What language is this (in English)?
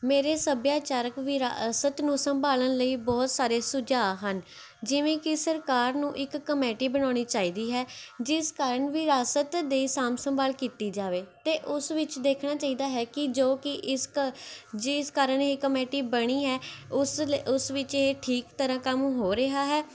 Punjabi